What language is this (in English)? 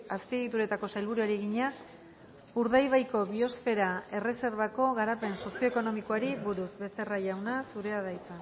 Basque